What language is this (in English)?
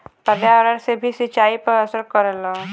Bhojpuri